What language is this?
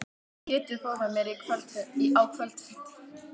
Icelandic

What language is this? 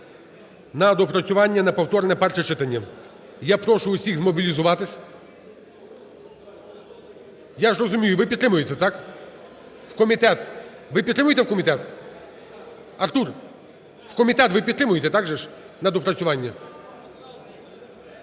Ukrainian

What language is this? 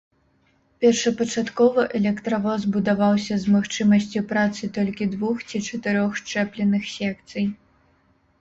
Belarusian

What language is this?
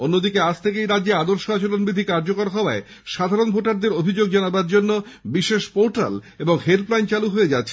Bangla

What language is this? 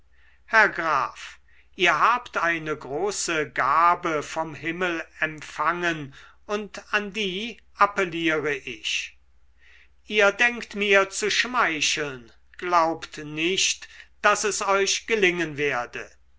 German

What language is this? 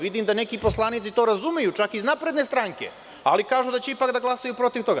Serbian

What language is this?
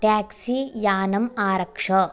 Sanskrit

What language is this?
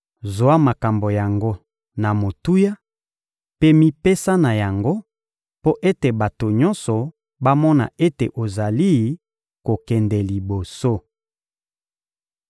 Lingala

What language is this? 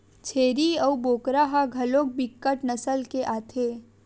Chhattisgarhi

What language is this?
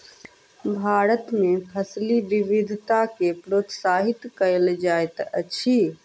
Maithili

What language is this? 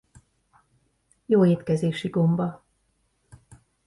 Hungarian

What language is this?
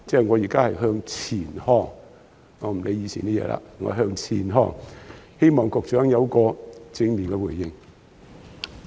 Cantonese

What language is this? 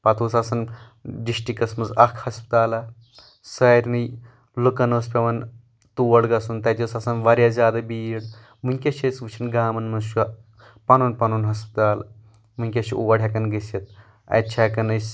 Kashmiri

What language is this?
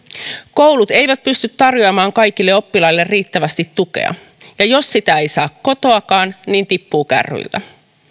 Finnish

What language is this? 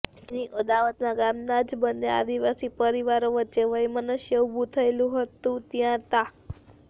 Gujarati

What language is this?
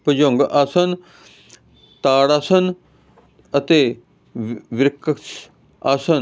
Punjabi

